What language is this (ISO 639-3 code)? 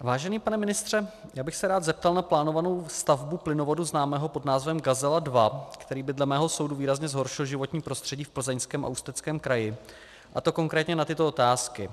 ces